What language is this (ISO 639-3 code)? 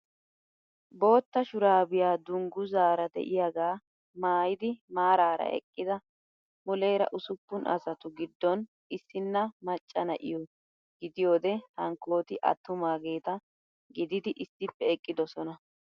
wal